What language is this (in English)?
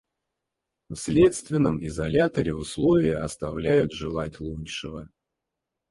Russian